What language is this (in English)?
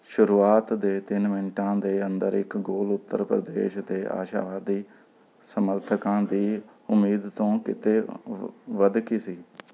Punjabi